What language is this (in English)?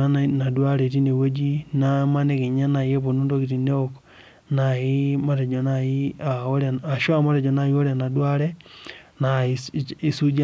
Masai